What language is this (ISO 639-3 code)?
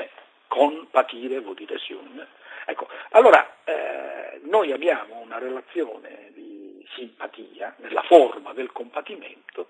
ita